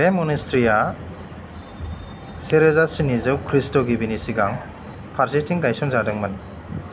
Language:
Bodo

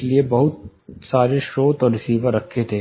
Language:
Hindi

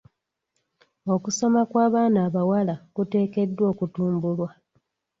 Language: Ganda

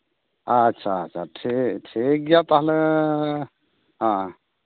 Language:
Santali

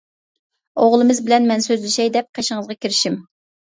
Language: Uyghur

